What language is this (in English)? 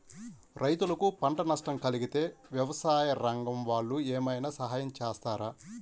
Telugu